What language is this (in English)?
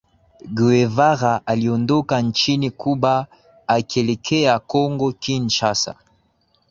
Swahili